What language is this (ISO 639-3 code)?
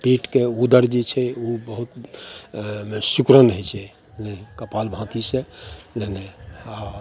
mai